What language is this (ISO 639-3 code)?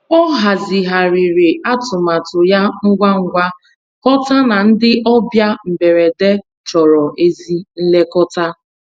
ibo